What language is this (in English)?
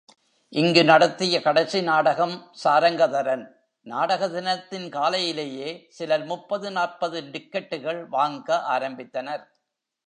Tamil